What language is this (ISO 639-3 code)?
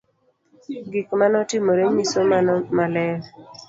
luo